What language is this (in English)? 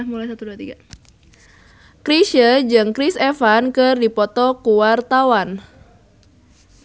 Sundanese